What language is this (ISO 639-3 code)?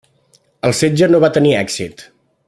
cat